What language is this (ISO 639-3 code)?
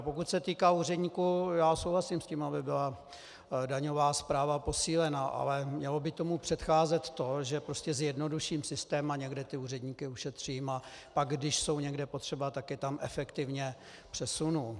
ces